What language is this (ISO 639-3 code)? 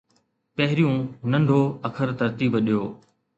snd